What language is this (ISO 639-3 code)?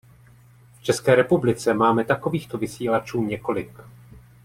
ces